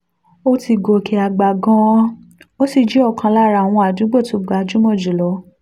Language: Yoruba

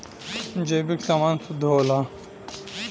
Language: Bhojpuri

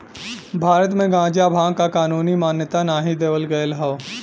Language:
Bhojpuri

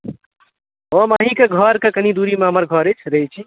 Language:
Maithili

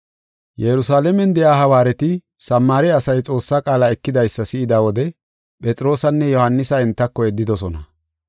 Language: Gofa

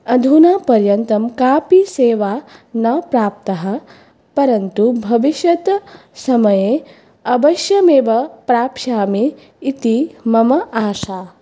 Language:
Sanskrit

